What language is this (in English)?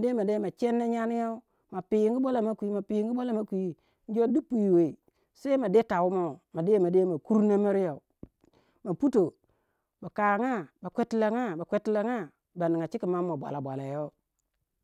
Waja